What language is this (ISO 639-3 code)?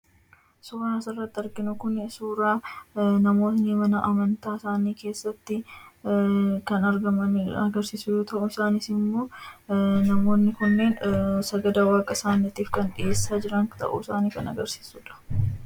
orm